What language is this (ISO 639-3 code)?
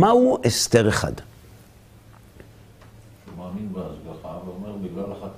heb